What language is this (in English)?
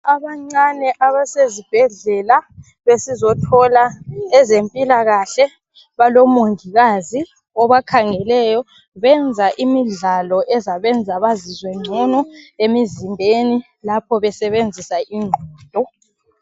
North Ndebele